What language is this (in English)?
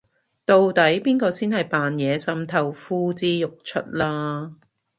Cantonese